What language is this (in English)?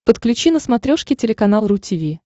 Russian